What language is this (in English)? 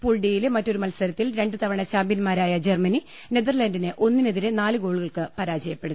Malayalam